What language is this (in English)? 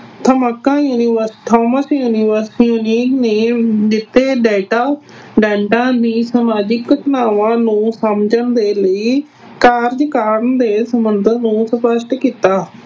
Punjabi